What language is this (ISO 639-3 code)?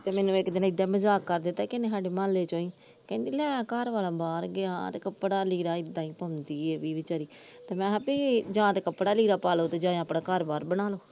pan